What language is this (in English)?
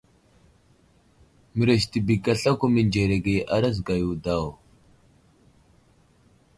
Wuzlam